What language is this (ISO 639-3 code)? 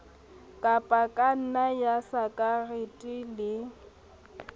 sot